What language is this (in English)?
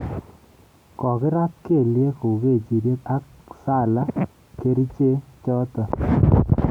Kalenjin